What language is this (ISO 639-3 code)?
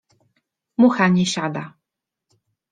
pol